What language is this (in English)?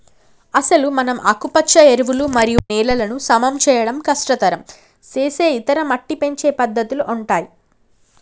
Telugu